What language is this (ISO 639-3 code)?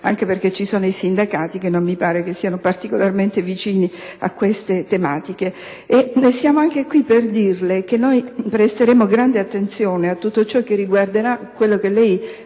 ita